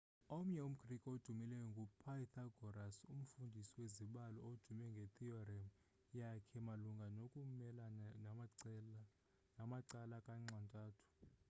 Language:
Xhosa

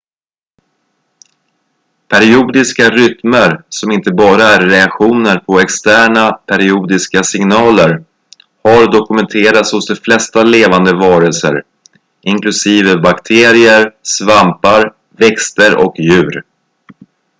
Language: Swedish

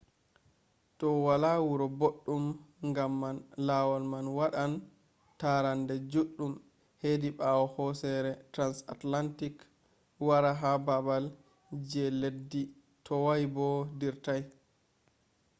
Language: Fula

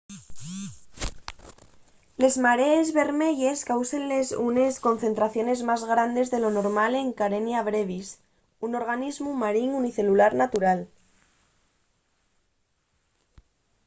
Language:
Asturian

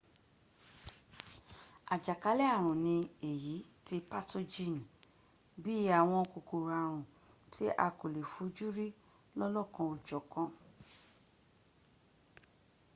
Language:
Yoruba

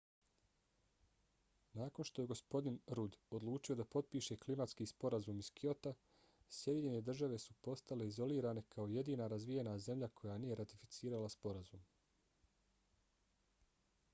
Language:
Bosnian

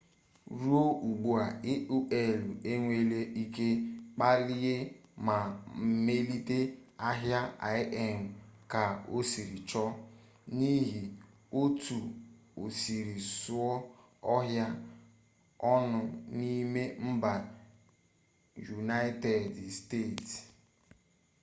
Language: Igbo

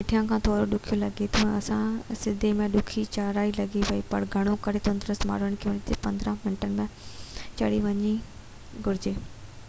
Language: Sindhi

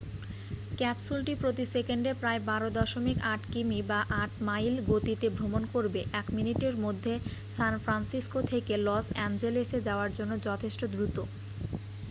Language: Bangla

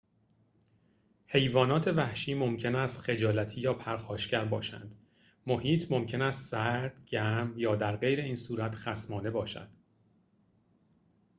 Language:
Persian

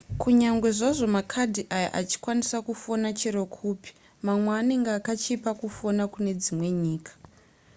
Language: Shona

